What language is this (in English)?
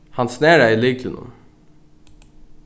Faroese